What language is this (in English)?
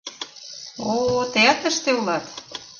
Mari